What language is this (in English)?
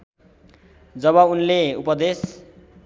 Nepali